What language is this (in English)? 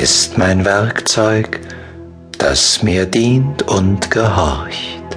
German